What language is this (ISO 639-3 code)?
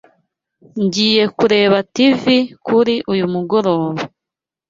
kin